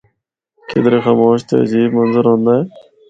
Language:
Northern Hindko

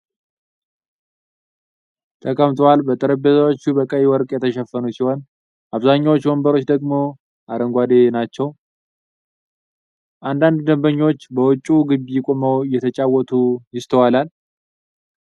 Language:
Amharic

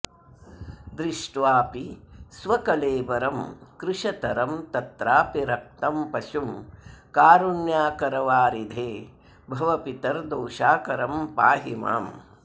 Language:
Sanskrit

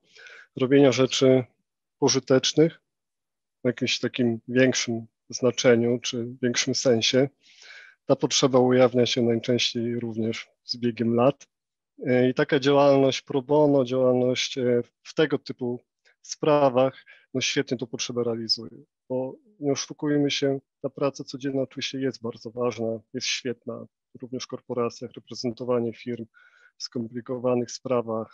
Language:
Polish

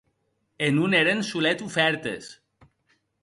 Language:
Occitan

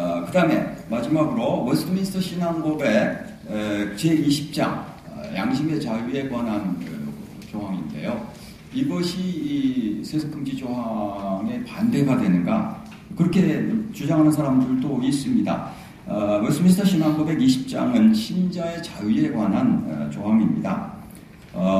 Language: Korean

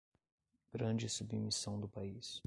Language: Portuguese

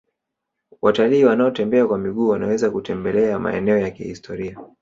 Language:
Swahili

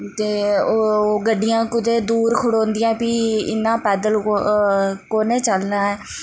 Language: Dogri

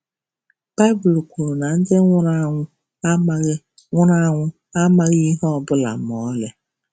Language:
Igbo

